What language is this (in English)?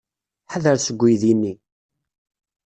Kabyle